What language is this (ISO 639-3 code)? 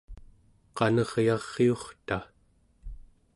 esu